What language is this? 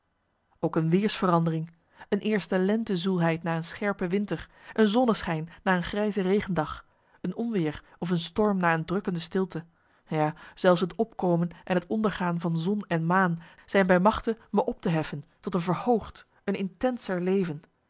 Dutch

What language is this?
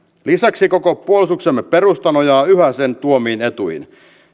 Finnish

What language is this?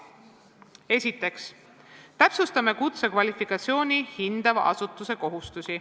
Estonian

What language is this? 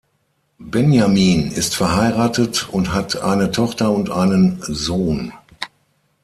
German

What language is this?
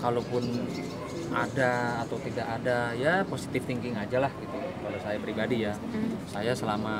Indonesian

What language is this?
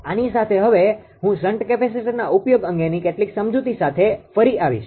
Gujarati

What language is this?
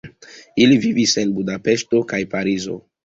Esperanto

